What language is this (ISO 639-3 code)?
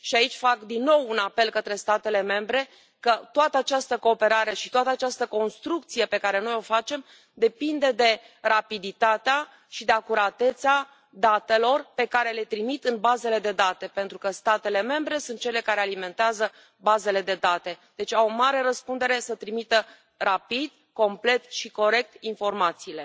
ron